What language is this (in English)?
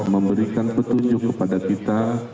Indonesian